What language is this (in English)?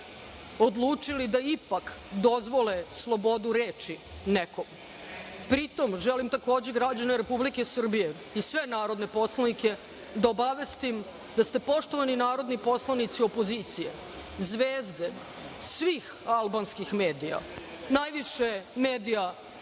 Serbian